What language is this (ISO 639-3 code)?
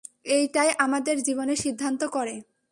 ben